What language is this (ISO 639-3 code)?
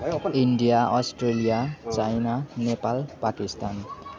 nep